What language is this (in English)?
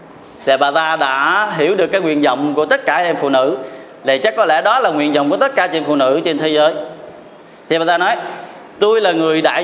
Vietnamese